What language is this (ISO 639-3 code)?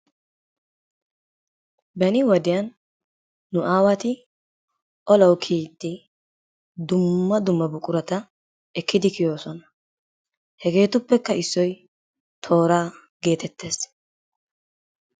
wal